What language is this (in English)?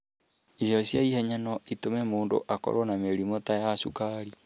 Kikuyu